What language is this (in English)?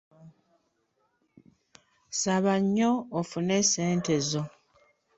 Ganda